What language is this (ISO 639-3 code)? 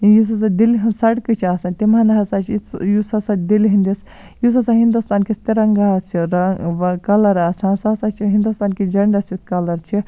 kas